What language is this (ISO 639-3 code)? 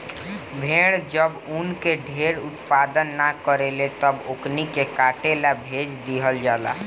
bho